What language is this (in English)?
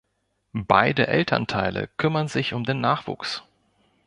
German